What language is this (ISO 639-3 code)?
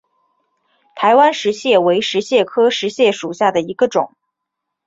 zho